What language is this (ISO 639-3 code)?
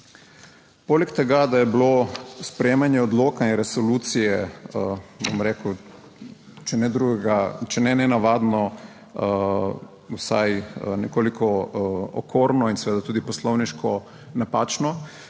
slv